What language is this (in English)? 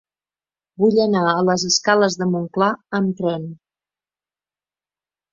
Catalan